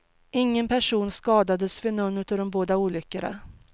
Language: Swedish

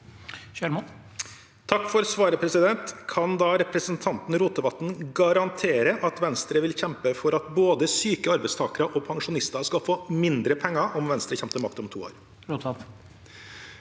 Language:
Norwegian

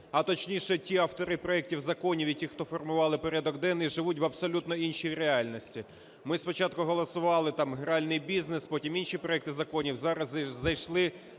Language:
Ukrainian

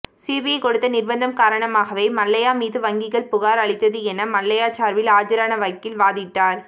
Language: Tamil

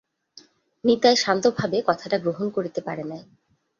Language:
Bangla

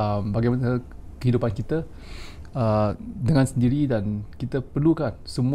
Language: Malay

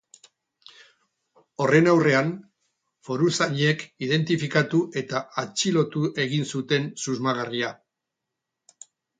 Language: Basque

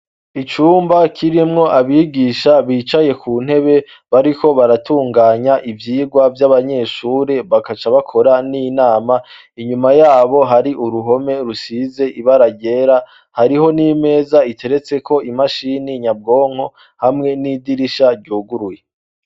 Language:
Rundi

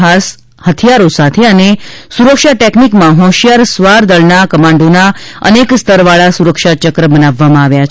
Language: Gujarati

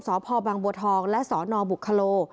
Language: Thai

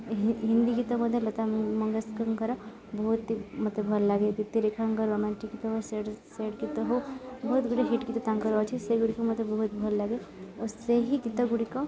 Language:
Odia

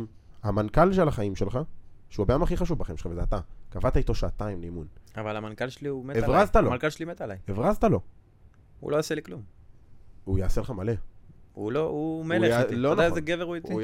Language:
Hebrew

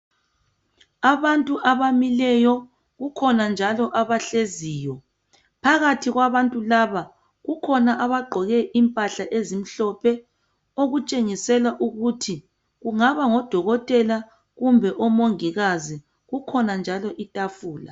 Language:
North Ndebele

